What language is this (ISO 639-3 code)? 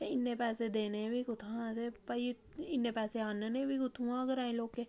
doi